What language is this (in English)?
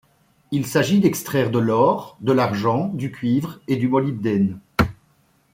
French